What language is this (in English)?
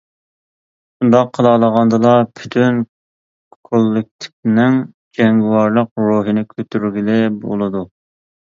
Uyghur